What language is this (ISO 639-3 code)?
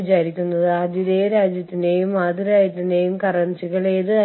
mal